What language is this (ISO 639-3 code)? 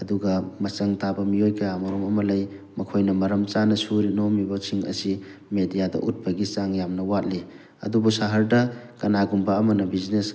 mni